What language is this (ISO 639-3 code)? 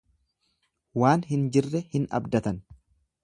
orm